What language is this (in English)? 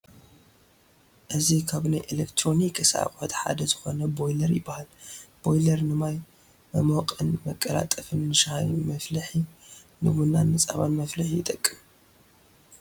Tigrinya